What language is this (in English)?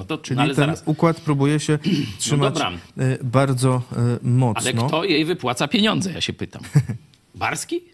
Polish